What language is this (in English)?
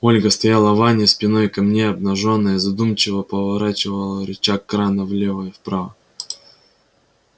Russian